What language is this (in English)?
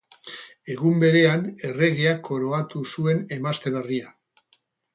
Basque